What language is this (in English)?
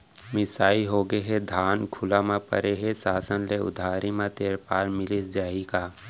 Chhattisgarhi